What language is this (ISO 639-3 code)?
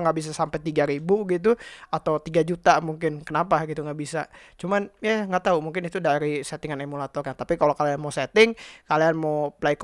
ind